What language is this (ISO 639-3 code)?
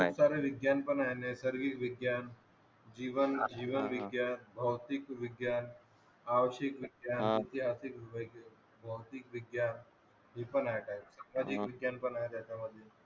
mar